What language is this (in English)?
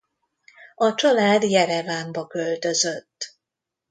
Hungarian